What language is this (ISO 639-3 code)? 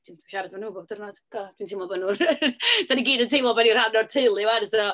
cym